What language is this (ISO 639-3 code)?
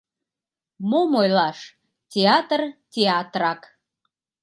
chm